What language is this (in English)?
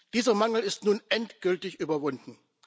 German